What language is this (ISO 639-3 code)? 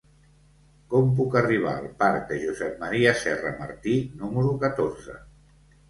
cat